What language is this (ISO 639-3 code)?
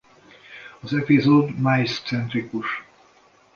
hun